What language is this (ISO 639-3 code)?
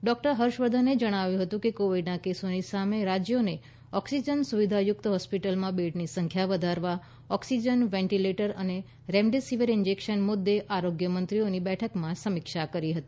guj